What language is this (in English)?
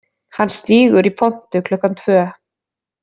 Icelandic